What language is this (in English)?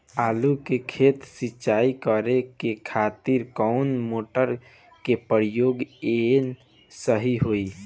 Bhojpuri